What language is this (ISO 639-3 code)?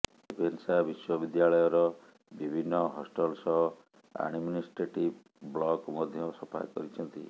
ori